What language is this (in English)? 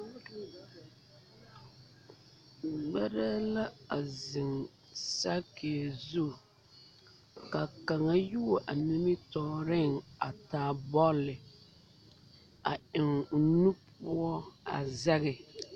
Southern Dagaare